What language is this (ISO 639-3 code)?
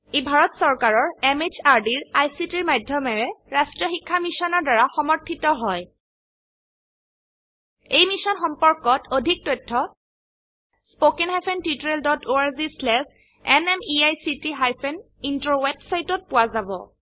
asm